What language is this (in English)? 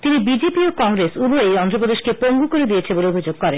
Bangla